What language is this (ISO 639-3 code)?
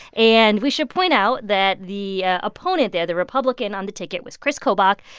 eng